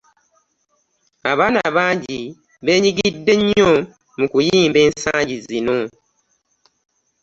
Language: Ganda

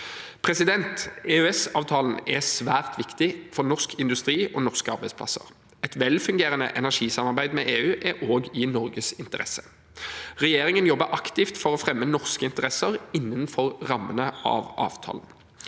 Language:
Norwegian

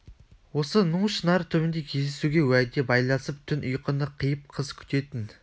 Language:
Kazakh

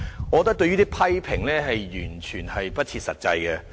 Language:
Cantonese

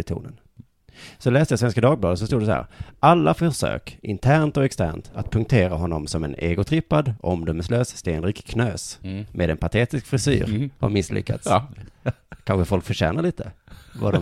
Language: Swedish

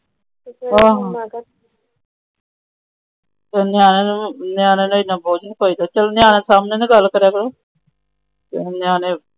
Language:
Punjabi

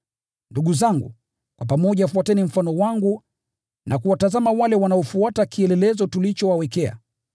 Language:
Swahili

